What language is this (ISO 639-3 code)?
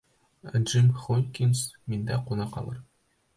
bak